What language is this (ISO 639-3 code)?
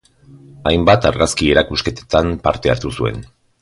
eus